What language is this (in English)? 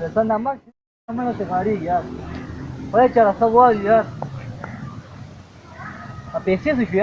Pashto